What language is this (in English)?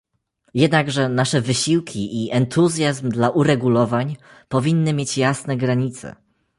Polish